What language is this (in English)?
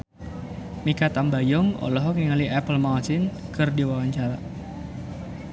Sundanese